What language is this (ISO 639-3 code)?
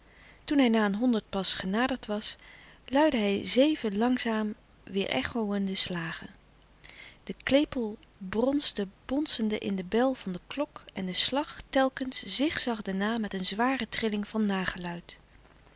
nld